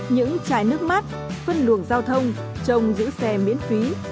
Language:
Vietnamese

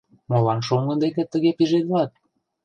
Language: Mari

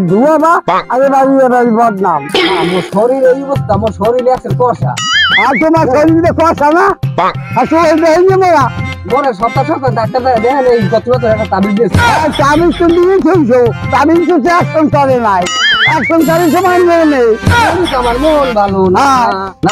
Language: Romanian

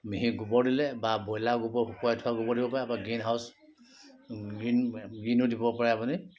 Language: Assamese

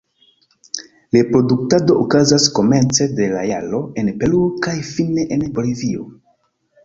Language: Esperanto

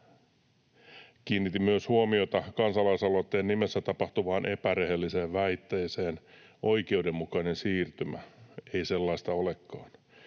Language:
Finnish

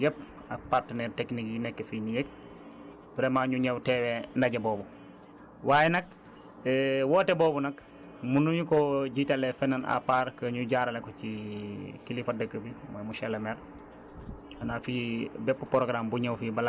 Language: Wolof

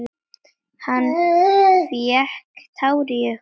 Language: Icelandic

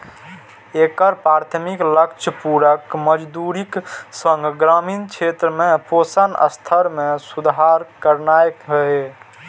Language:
Maithili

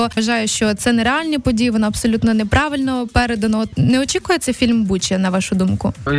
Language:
Ukrainian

